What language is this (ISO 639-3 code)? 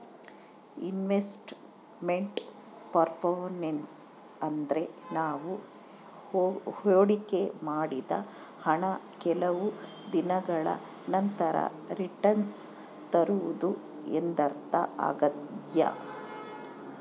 kan